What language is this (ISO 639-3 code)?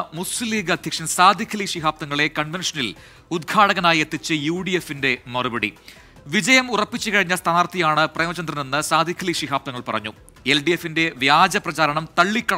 mal